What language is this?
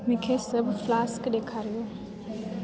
Sindhi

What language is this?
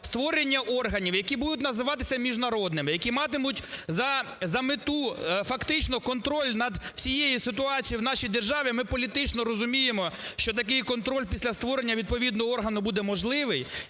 Ukrainian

